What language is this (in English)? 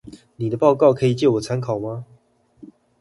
Chinese